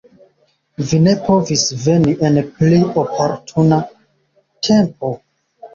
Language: Esperanto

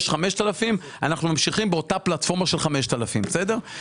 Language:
Hebrew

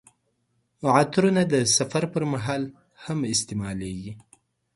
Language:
Pashto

